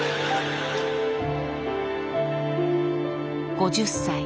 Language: Japanese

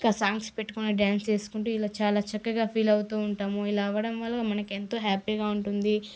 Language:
Telugu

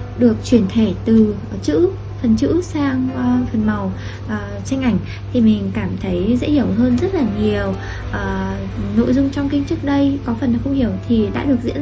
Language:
Vietnamese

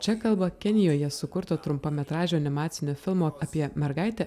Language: Lithuanian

